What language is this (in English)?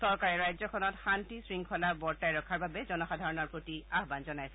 Assamese